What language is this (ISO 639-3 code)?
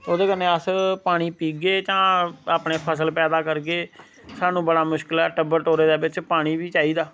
doi